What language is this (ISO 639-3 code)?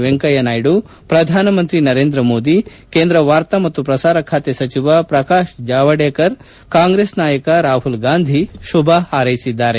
kan